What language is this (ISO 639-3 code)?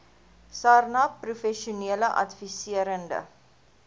afr